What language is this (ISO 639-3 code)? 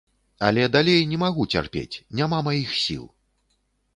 bel